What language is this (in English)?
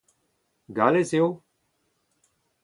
Breton